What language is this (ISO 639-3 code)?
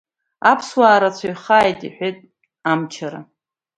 abk